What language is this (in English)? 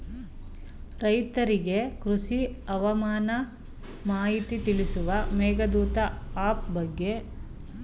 Kannada